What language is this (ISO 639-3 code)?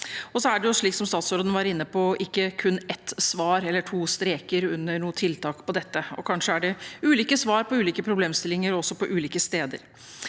nor